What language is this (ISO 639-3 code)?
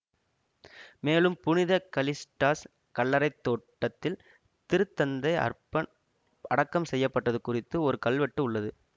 tam